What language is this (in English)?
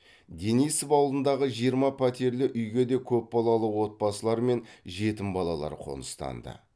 Kazakh